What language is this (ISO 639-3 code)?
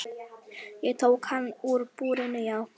isl